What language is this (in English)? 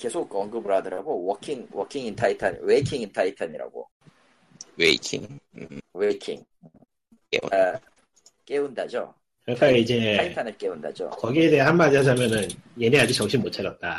Korean